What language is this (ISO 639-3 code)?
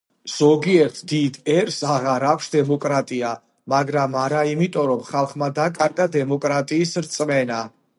kat